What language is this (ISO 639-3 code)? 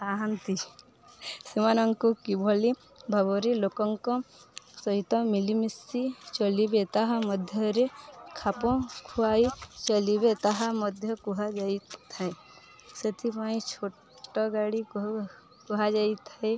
ori